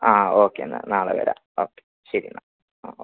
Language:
Malayalam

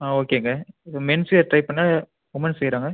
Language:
Tamil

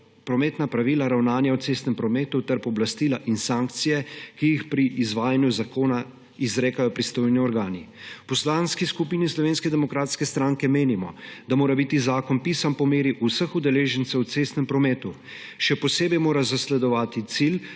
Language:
Slovenian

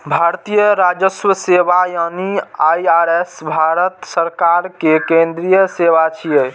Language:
Maithili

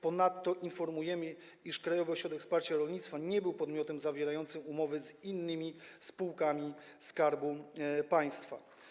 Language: Polish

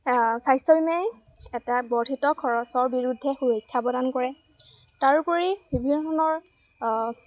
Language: Assamese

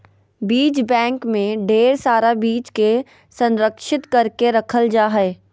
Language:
Magahi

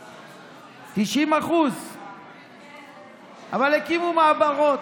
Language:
Hebrew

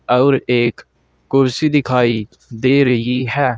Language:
Hindi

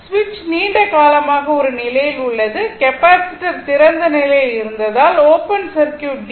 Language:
Tamil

